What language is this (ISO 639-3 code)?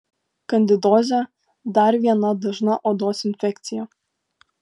lit